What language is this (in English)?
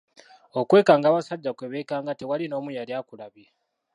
Ganda